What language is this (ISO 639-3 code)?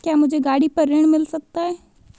hin